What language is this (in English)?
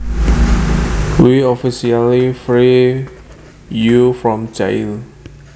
Javanese